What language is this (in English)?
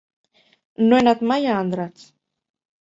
Catalan